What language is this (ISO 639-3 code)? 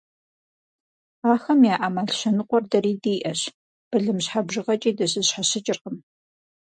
kbd